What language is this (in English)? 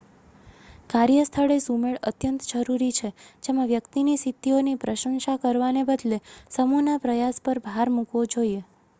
Gujarati